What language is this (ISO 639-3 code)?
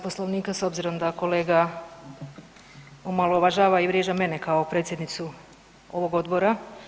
hrv